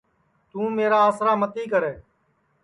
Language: Sansi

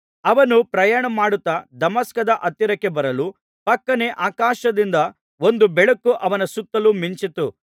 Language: Kannada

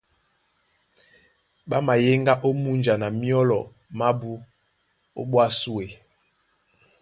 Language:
Duala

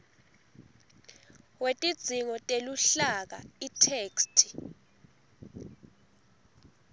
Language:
Swati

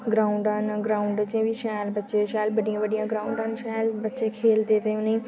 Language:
Dogri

